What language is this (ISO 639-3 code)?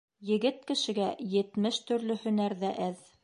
bak